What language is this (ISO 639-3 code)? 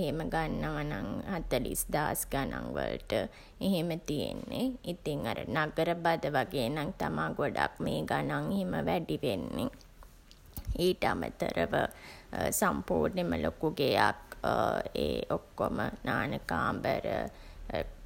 sin